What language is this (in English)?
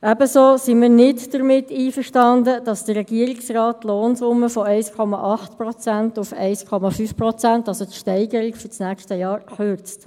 Swiss German